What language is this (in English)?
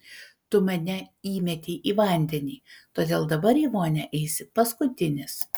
Lithuanian